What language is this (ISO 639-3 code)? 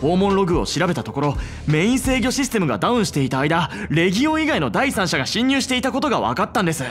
jpn